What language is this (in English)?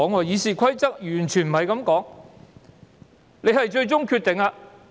Cantonese